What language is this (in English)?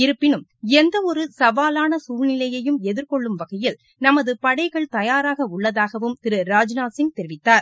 Tamil